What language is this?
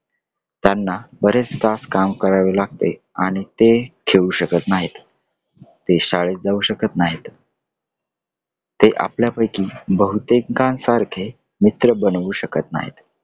Marathi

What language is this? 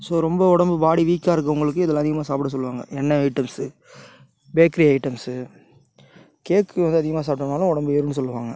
Tamil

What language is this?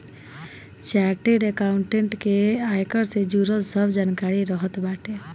Bhojpuri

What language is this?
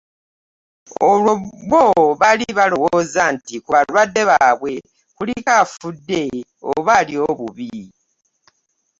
Ganda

